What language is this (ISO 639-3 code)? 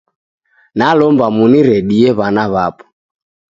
dav